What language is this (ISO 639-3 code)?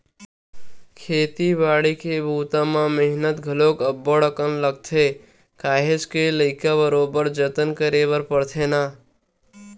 hne